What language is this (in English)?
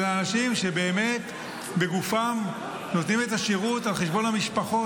Hebrew